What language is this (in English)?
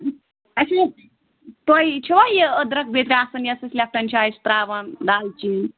Kashmiri